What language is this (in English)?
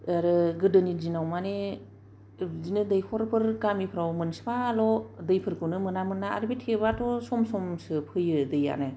Bodo